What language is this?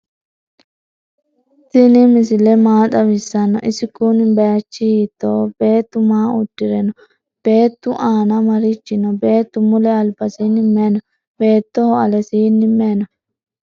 Sidamo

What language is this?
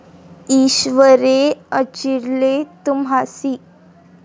Marathi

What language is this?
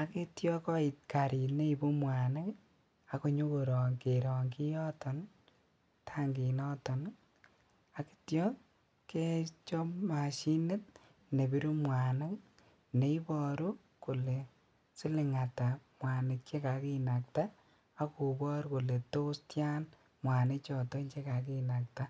Kalenjin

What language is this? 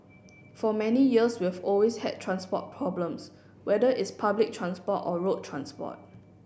English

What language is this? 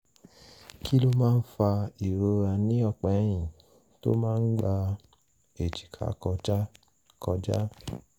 Yoruba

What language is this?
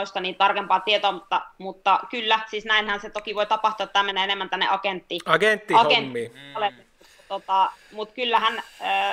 Finnish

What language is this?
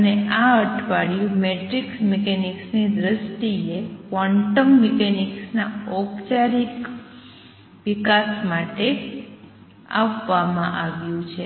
Gujarati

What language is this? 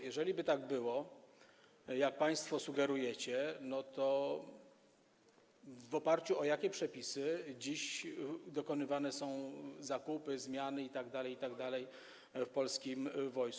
Polish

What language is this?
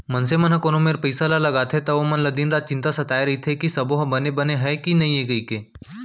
Chhattisgarhi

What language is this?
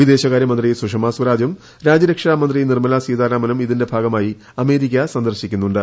Malayalam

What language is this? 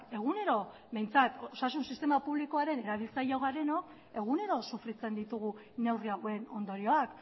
Basque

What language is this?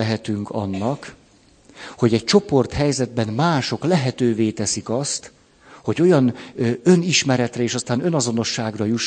Hungarian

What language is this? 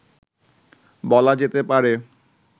Bangla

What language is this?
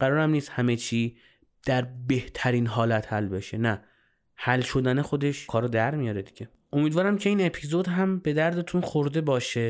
Persian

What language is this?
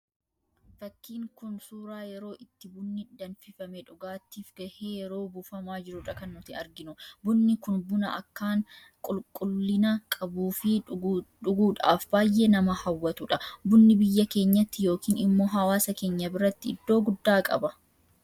Oromo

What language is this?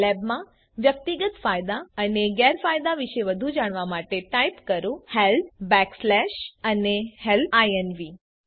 Gujarati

